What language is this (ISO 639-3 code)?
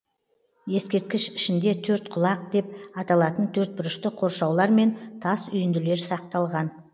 kaz